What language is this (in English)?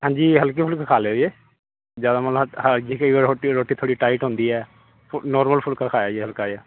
Punjabi